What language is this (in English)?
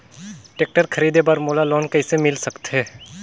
Chhattisgarhi